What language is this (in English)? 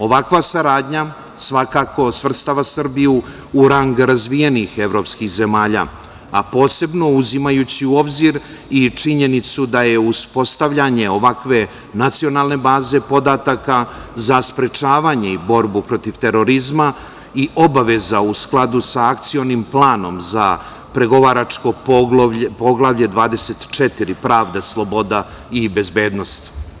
Serbian